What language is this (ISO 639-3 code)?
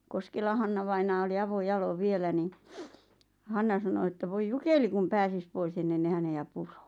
fin